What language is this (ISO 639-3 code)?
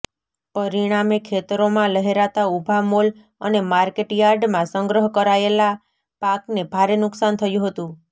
guj